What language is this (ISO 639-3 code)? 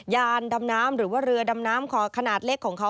tha